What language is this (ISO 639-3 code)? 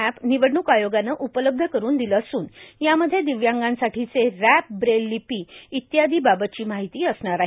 mar